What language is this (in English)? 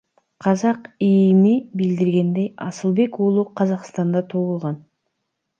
Kyrgyz